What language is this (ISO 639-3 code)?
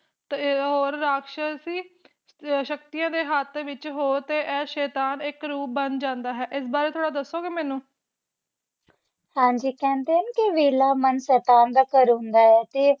pan